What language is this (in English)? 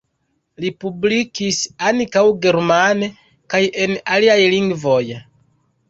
Esperanto